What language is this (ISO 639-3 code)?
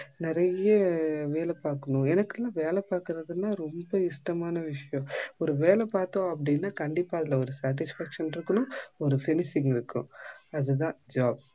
tam